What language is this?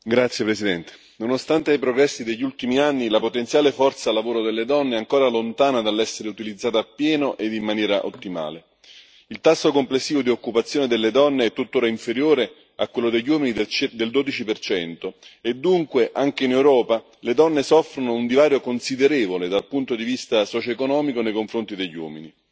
Italian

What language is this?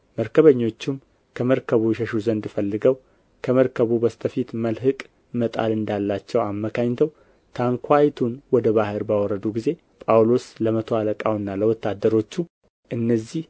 Amharic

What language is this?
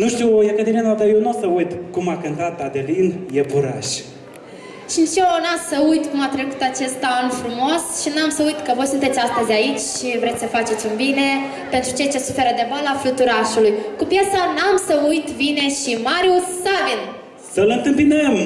Romanian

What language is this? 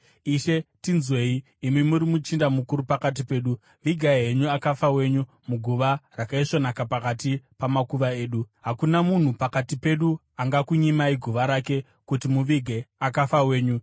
Shona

